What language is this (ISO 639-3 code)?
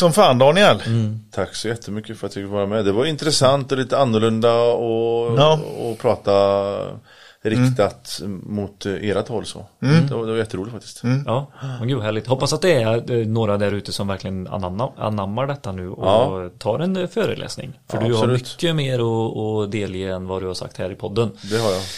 swe